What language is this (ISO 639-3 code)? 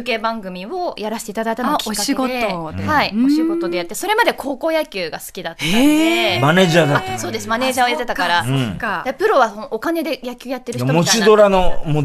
jpn